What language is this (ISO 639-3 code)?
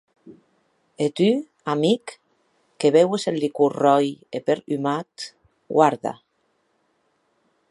oci